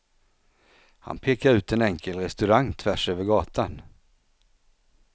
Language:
Swedish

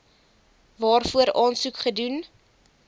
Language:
Afrikaans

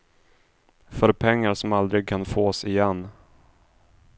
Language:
Swedish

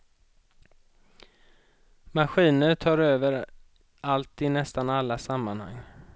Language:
Swedish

